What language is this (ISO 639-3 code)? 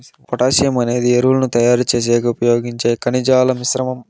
tel